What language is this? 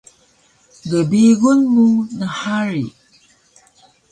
Taroko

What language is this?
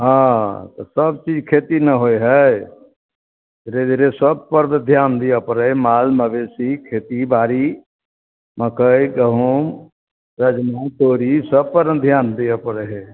Maithili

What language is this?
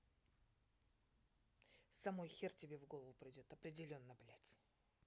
Russian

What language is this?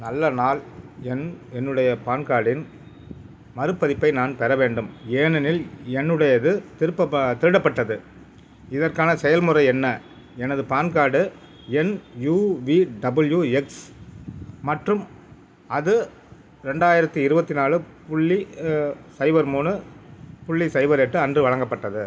Tamil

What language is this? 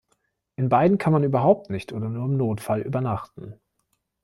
German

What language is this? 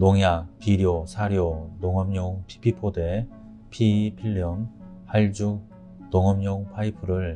Korean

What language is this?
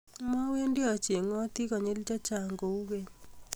Kalenjin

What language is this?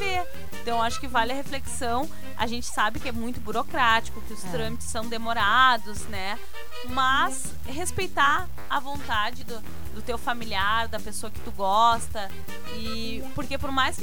Portuguese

